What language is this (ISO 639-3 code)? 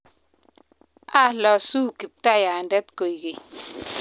kln